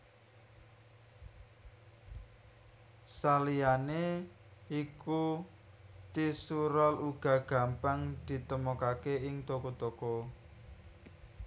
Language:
Javanese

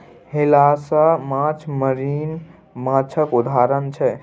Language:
Maithili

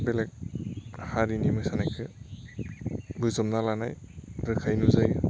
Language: Bodo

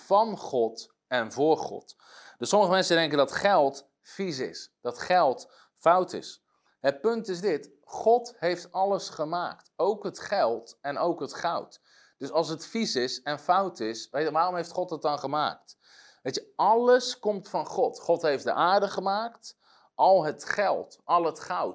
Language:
Dutch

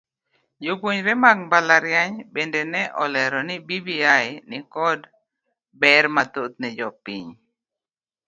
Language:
Luo (Kenya and Tanzania)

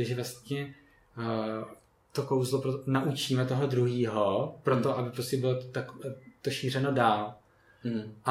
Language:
Czech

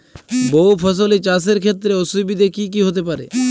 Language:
Bangla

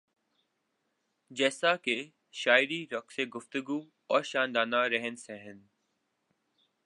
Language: Urdu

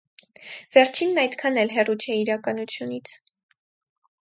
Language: Armenian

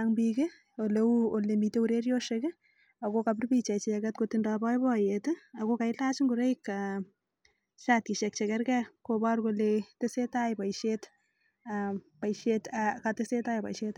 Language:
Kalenjin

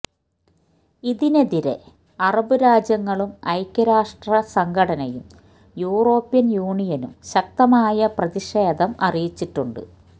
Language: Malayalam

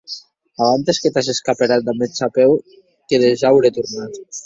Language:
Occitan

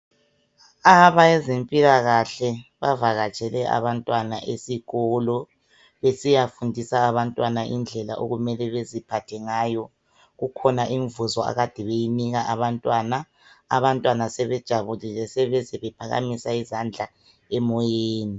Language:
North Ndebele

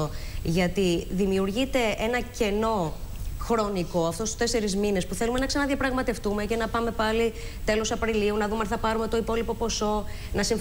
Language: Greek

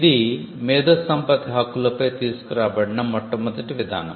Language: Telugu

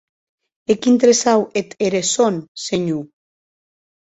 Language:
Occitan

